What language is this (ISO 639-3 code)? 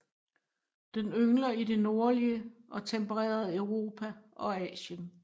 dan